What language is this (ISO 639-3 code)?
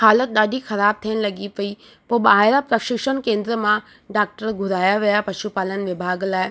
snd